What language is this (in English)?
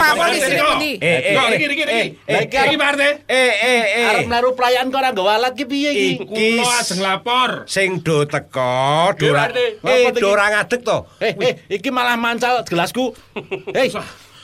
Indonesian